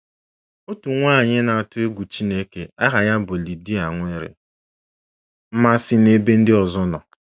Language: Igbo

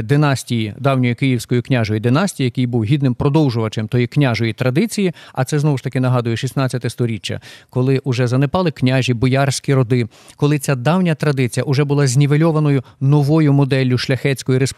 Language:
Ukrainian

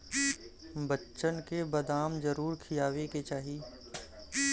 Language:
Bhojpuri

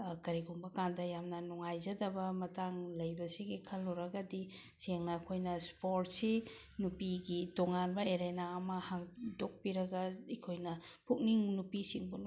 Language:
Manipuri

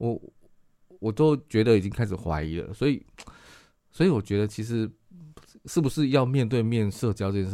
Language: Chinese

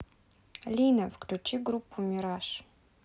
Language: Russian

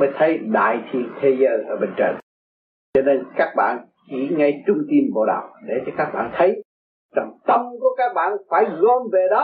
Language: Vietnamese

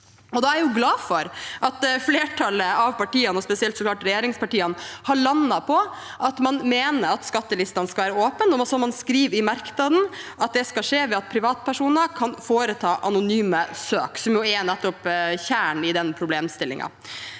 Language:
Norwegian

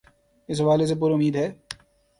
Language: Urdu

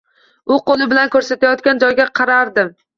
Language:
Uzbek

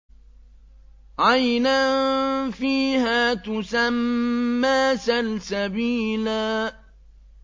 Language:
Arabic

